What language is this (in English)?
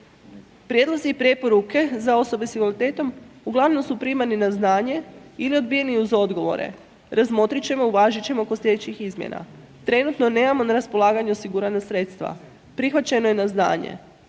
Croatian